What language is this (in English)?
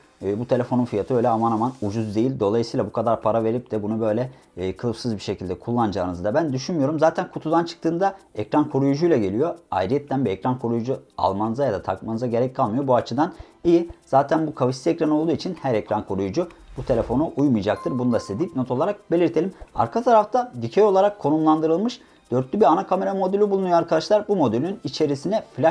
Turkish